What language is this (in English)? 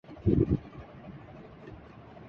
Urdu